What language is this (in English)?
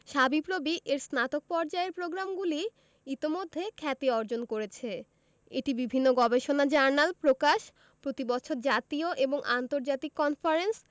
Bangla